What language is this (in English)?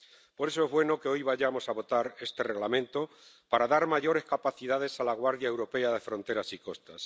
Spanish